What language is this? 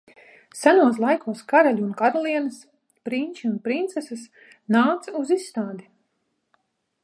Latvian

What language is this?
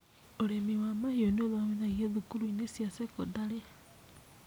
Kikuyu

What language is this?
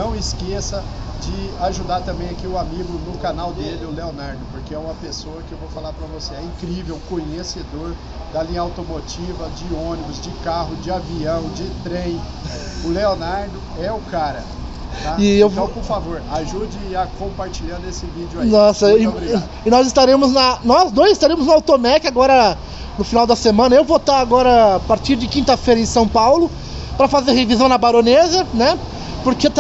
Portuguese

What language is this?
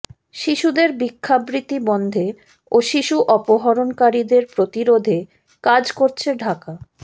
Bangla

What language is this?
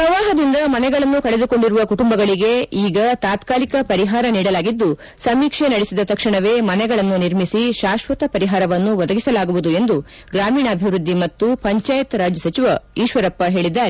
Kannada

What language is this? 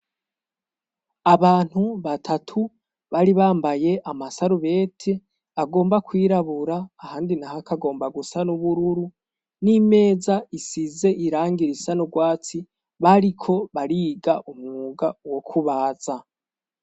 Rundi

